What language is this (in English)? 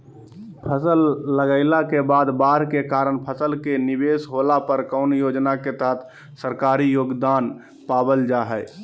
Magahi